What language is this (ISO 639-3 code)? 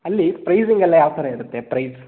kan